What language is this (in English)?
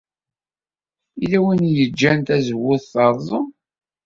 Kabyle